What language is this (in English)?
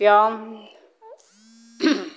Bodo